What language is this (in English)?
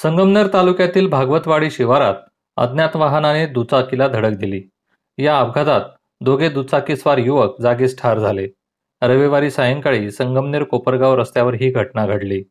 Marathi